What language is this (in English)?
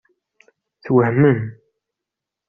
Kabyle